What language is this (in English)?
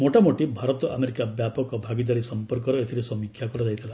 Odia